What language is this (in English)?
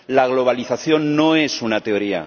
Spanish